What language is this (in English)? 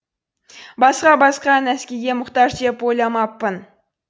Kazakh